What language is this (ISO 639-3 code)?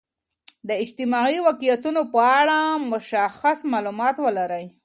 pus